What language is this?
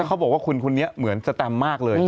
Thai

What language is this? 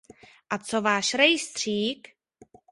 Czech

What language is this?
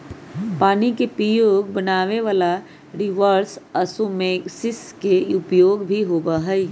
Magahi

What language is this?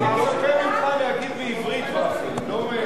Hebrew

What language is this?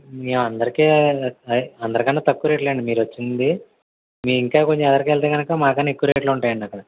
Telugu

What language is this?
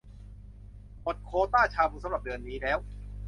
Thai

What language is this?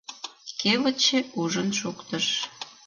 Mari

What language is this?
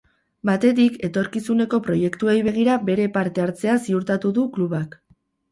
Basque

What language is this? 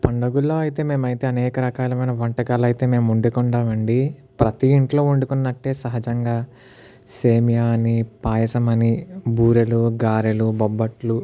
Telugu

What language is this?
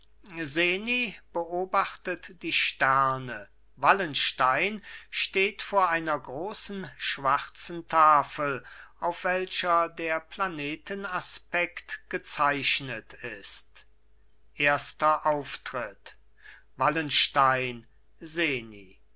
German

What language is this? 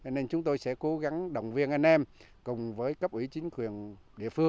Vietnamese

